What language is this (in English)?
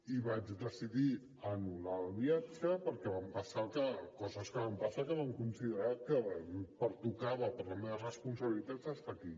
Catalan